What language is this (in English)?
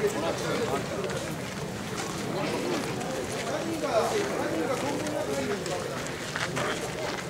Japanese